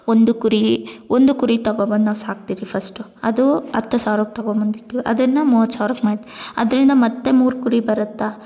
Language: Kannada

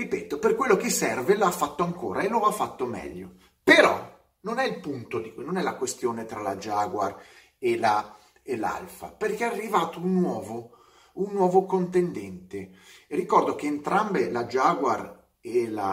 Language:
Italian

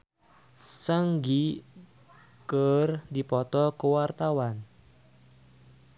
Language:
Sundanese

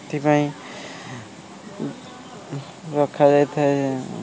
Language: Odia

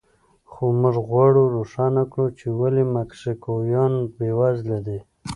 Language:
Pashto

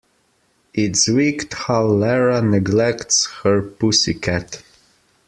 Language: English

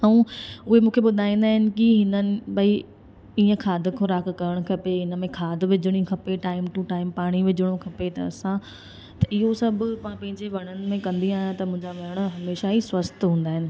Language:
Sindhi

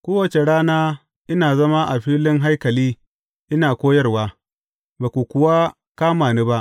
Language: Hausa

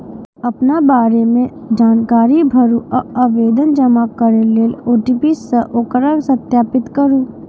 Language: Maithili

